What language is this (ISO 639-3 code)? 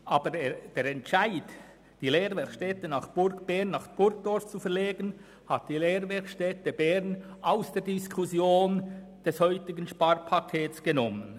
gsw